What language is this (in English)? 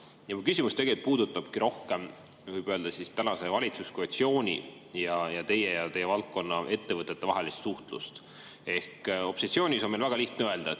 Estonian